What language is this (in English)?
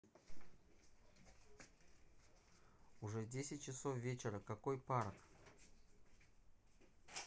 Russian